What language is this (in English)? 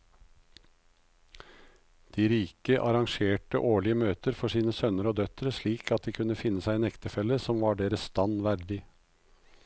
Norwegian